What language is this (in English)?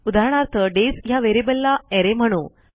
Marathi